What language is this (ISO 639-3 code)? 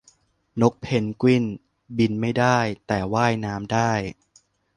tha